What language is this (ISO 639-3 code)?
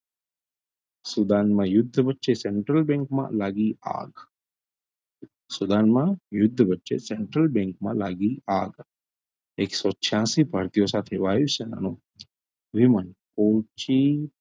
guj